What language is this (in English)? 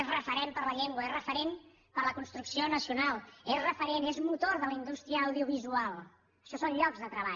Catalan